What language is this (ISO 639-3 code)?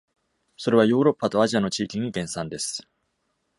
jpn